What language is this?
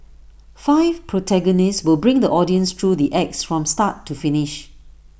English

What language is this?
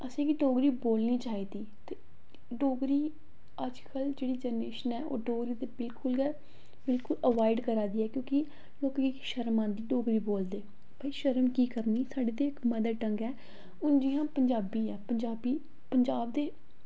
Dogri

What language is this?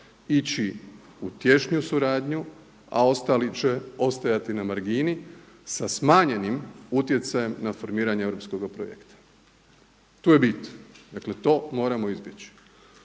Croatian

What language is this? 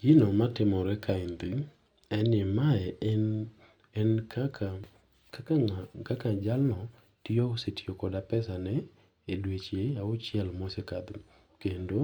Luo (Kenya and Tanzania)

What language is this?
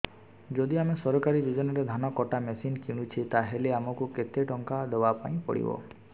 Odia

